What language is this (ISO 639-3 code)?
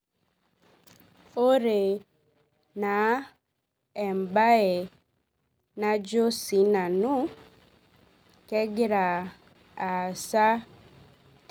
mas